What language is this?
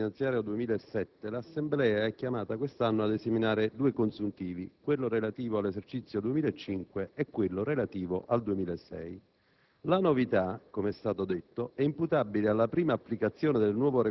Italian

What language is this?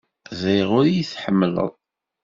Kabyle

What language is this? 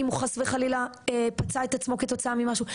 Hebrew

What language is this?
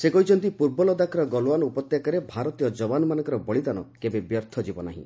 Odia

